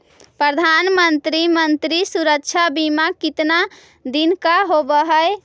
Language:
Magahi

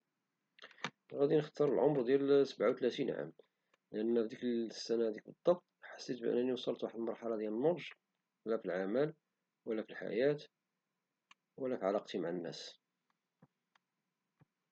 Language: Moroccan Arabic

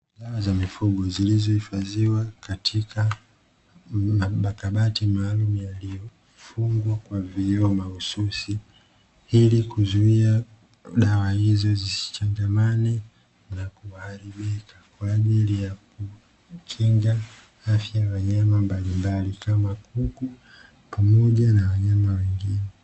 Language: Swahili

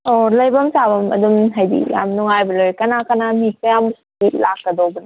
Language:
Manipuri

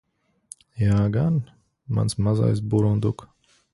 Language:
Latvian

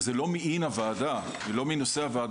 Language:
Hebrew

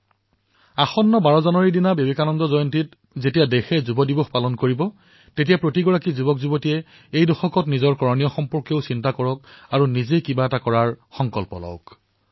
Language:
Assamese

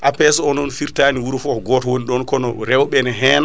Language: Fula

